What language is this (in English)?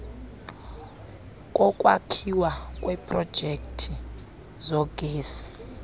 Xhosa